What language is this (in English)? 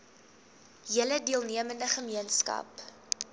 Afrikaans